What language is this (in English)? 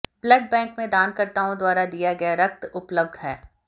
Hindi